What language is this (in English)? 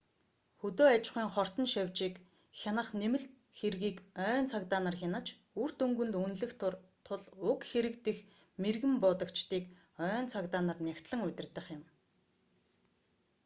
Mongolian